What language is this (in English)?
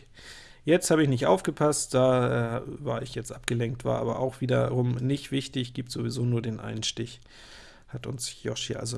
German